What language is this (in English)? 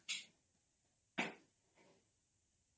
Odia